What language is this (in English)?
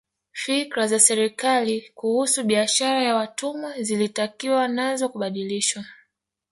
Swahili